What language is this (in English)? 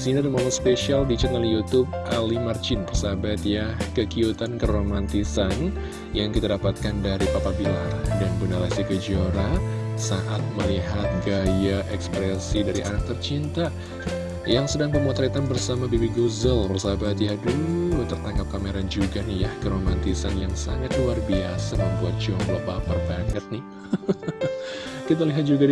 Indonesian